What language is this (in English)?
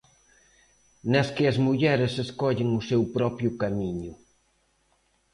Galician